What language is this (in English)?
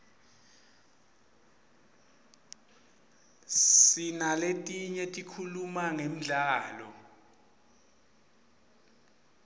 Swati